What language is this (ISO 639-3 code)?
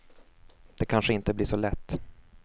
swe